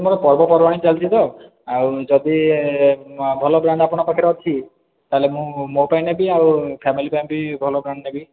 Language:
Odia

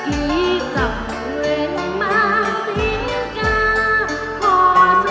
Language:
Vietnamese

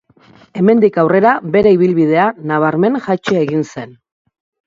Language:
Basque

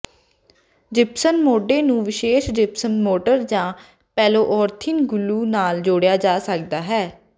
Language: Punjabi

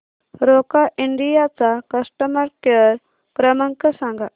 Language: Marathi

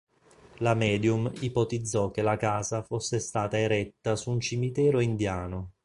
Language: Italian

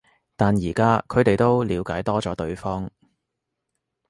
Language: Cantonese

